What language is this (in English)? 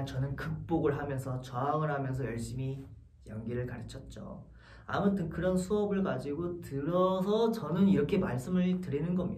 Korean